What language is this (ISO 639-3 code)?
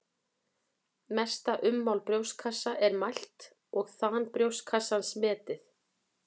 isl